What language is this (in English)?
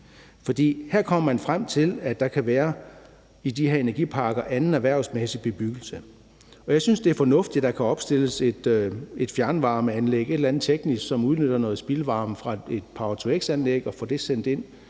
Danish